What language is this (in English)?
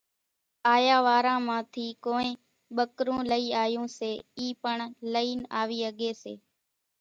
Kachi Koli